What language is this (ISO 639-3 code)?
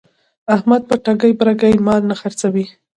pus